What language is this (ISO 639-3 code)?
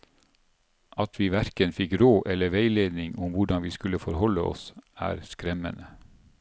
nor